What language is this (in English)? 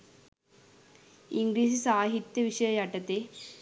Sinhala